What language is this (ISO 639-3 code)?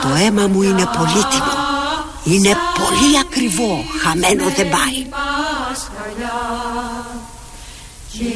ell